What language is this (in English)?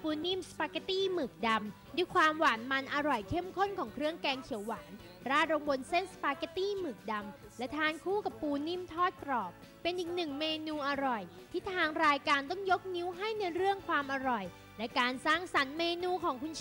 Thai